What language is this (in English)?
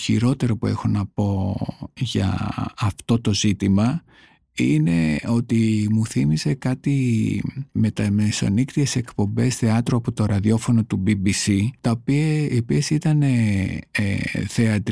Greek